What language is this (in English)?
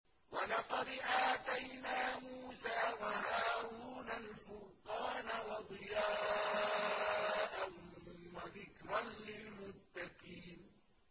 Arabic